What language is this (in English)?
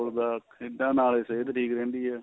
Punjabi